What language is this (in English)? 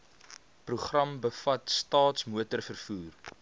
Afrikaans